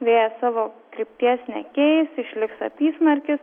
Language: Lithuanian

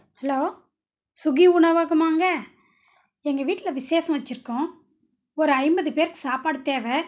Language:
Tamil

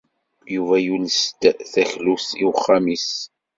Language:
Kabyle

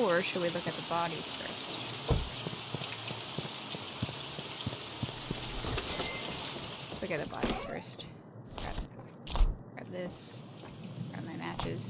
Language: English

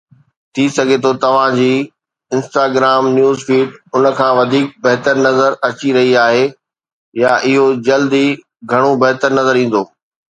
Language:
Sindhi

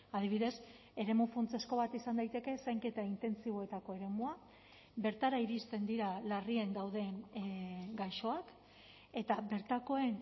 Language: Basque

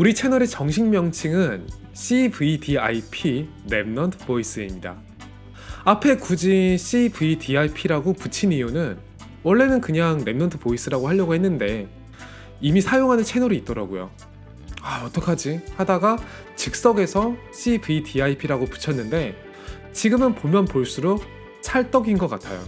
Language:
Korean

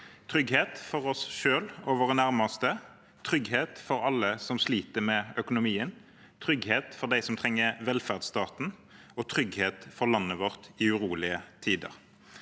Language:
Norwegian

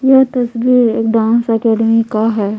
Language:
Hindi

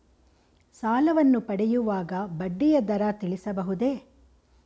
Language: Kannada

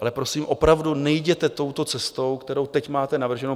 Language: Czech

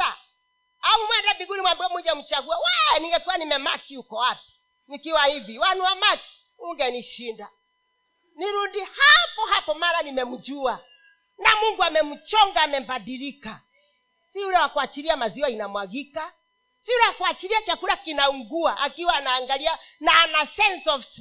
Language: Swahili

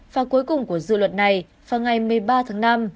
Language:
Vietnamese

